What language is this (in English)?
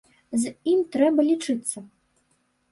Belarusian